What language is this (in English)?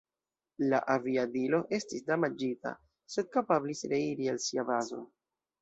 Esperanto